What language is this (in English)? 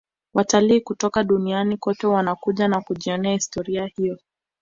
Swahili